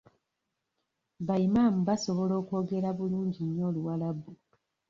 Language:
Ganda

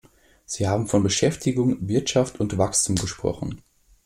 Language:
German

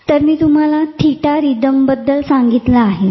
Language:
Marathi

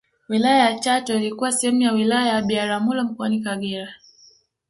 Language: Swahili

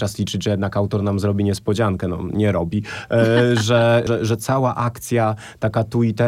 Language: Polish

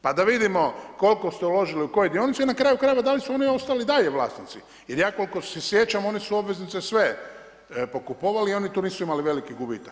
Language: Croatian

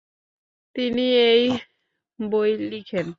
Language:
Bangla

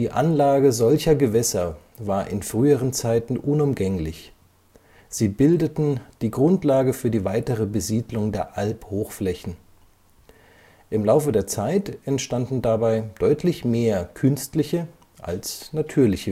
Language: German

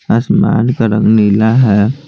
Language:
Hindi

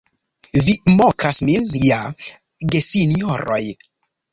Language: Esperanto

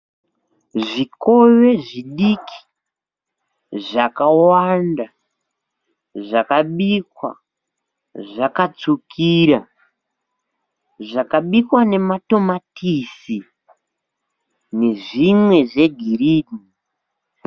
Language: Shona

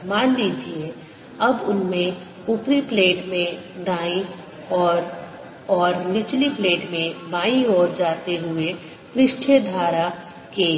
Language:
Hindi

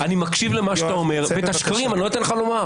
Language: Hebrew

